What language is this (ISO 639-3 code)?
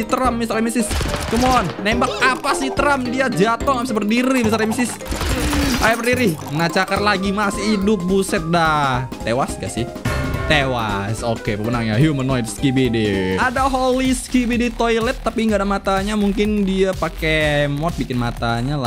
ind